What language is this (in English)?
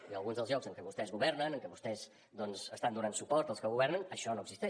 Catalan